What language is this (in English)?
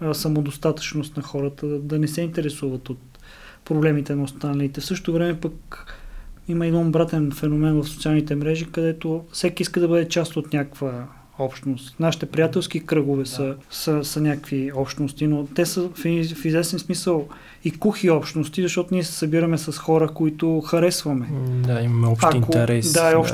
Bulgarian